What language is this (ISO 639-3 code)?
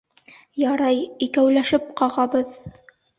bak